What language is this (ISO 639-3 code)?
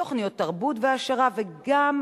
heb